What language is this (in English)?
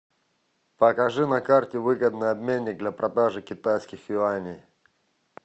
Russian